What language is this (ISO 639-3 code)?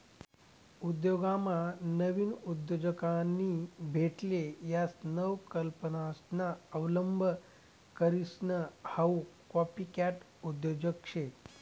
mar